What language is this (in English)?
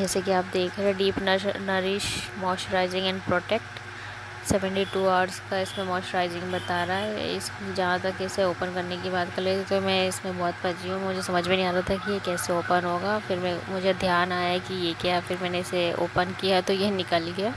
Hindi